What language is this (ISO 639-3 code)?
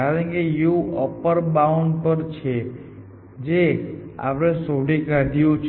guj